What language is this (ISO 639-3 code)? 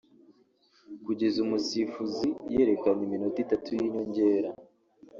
kin